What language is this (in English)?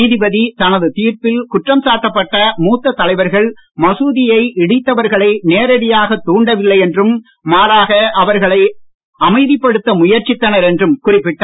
Tamil